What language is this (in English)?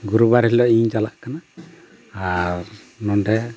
Santali